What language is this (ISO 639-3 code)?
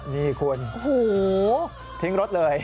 tha